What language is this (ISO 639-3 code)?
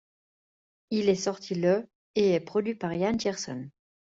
fra